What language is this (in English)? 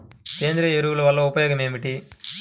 Telugu